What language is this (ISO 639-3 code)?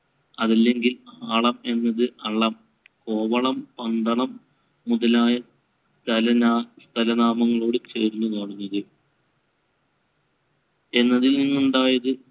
mal